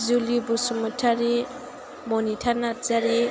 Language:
Bodo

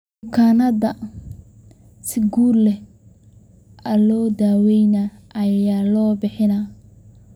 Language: Somali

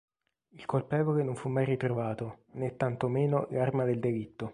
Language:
Italian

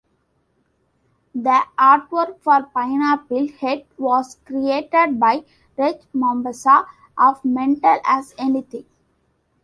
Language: English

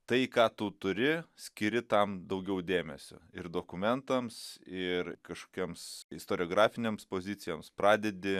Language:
Lithuanian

